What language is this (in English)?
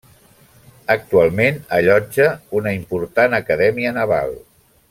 Catalan